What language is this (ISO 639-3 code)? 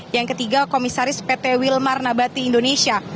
ind